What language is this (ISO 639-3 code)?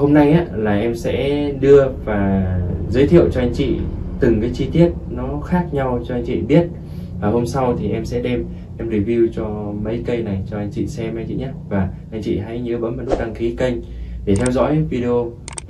vie